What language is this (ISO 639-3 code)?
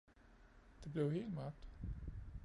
dan